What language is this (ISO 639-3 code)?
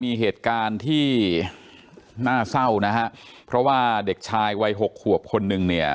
tha